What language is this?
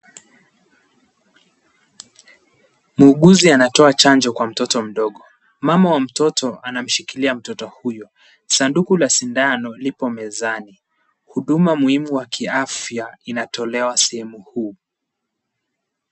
Swahili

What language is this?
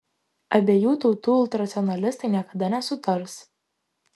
Lithuanian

